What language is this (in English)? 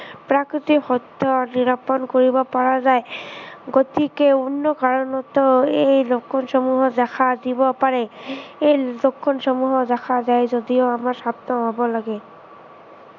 Assamese